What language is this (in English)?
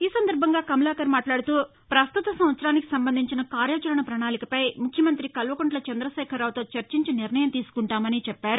Telugu